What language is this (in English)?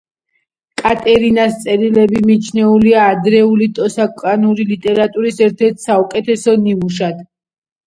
Georgian